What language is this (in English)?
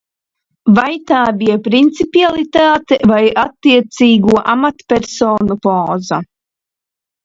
Latvian